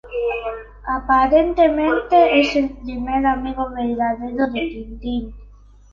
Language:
Spanish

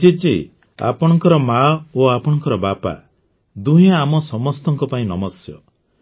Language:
Odia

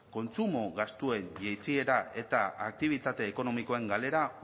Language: Basque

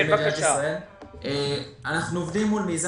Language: Hebrew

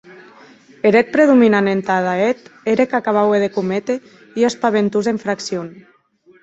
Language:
Occitan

